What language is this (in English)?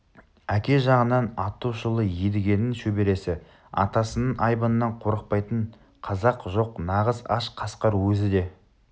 Kazakh